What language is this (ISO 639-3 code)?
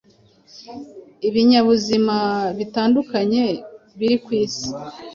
kin